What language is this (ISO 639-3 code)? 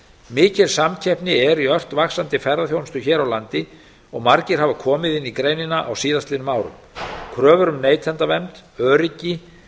isl